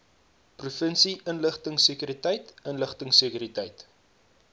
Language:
Afrikaans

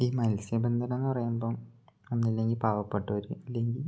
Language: Malayalam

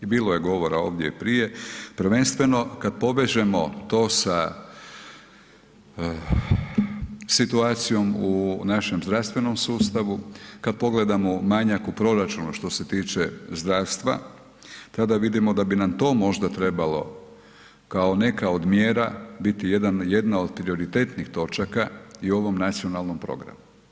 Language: Croatian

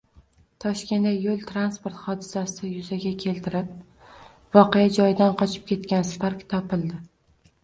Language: Uzbek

